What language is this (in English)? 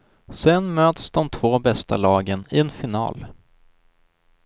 Swedish